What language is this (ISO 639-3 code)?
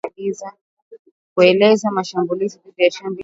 swa